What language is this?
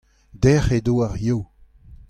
Breton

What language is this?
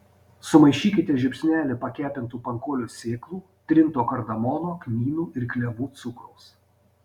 Lithuanian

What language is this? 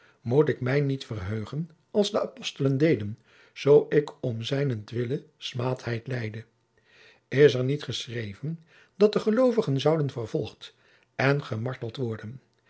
Dutch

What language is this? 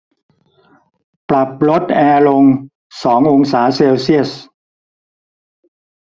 Thai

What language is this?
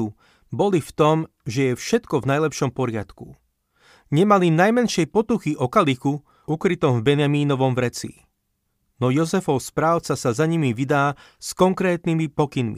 Slovak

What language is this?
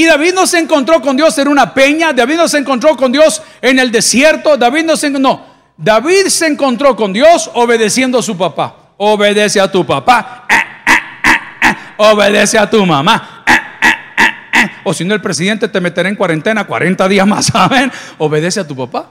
Spanish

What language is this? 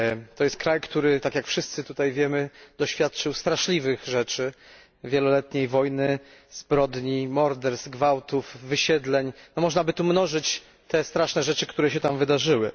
Polish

